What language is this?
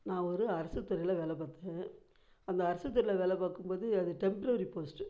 Tamil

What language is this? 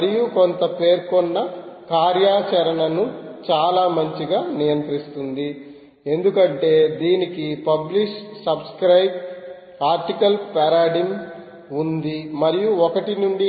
Telugu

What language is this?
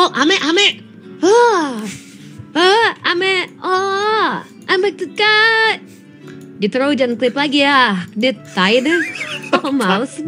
Indonesian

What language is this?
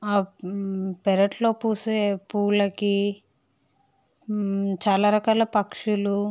Telugu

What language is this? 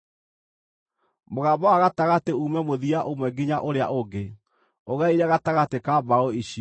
Kikuyu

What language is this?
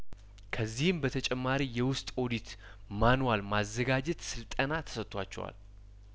Amharic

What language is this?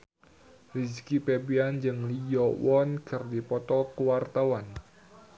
Sundanese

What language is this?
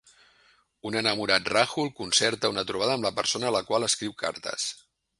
Catalan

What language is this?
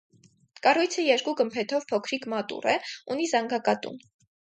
Armenian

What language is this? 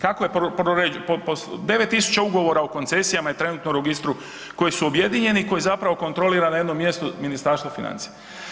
Croatian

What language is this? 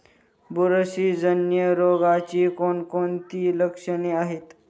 Marathi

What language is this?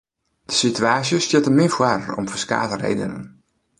Western Frisian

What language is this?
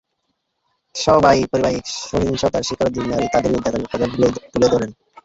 Bangla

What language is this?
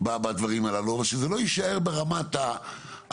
Hebrew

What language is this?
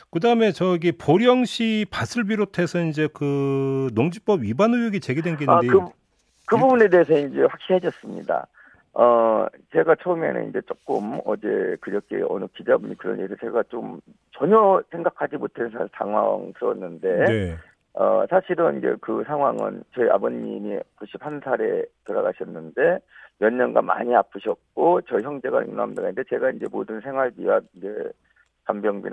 Korean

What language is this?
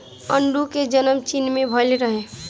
Bhojpuri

